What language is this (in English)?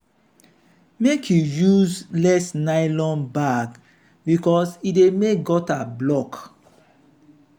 Nigerian Pidgin